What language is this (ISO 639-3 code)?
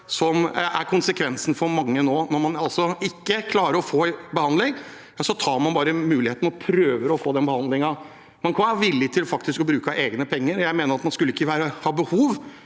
nor